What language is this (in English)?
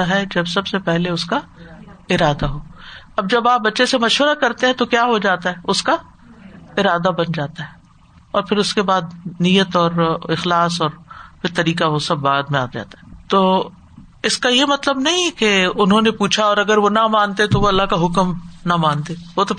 Urdu